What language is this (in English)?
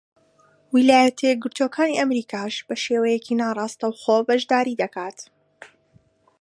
Central Kurdish